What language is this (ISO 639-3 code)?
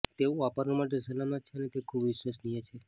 guj